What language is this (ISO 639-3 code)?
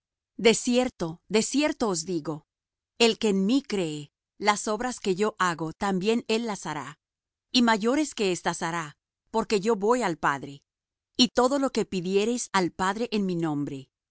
spa